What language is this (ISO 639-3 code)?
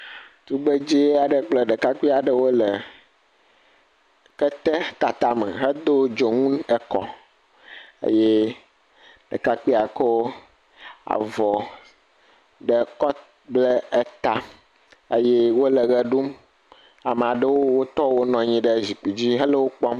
ewe